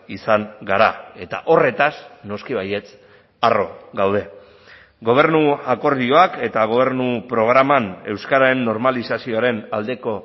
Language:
Basque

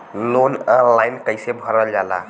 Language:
Bhojpuri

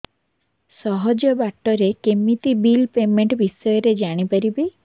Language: Odia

